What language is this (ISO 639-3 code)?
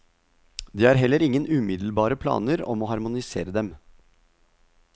nor